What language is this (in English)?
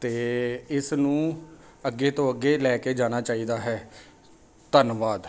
Punjabi